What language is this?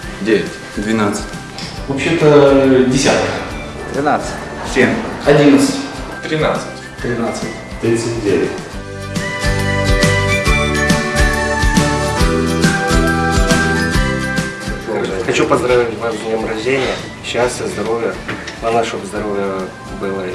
Russian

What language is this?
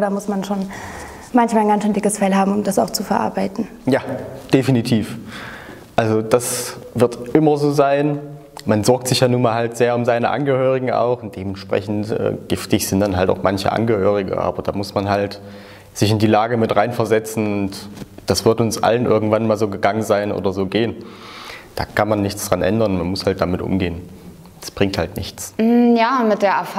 German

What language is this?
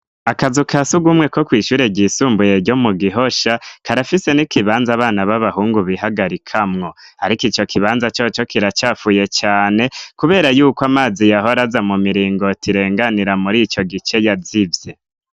Rundi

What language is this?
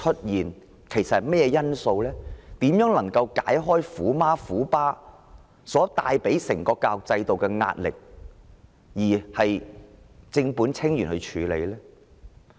Cantonese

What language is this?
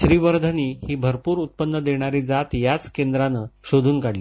Marathi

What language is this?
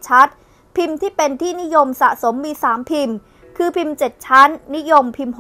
Thai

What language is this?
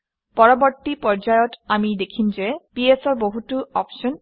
Assamese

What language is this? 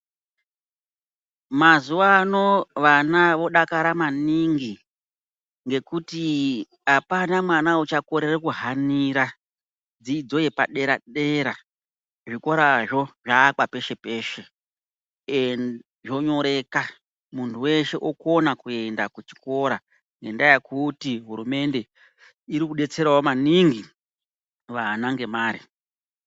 Ndau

